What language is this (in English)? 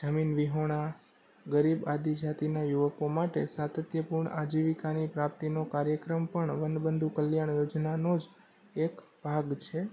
Gujarati